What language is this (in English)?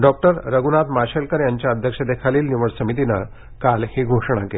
Marathi